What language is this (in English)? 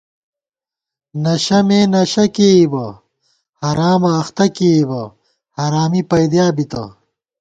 Gawar-Bati